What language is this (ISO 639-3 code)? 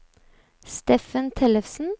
nor